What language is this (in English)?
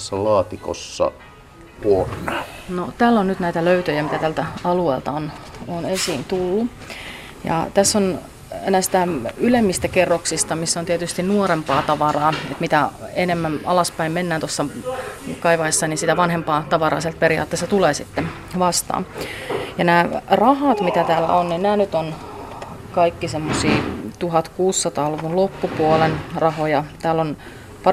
Finnish